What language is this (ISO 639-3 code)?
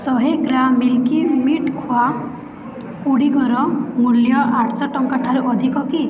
ori